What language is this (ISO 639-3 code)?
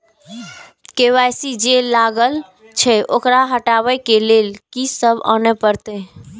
mai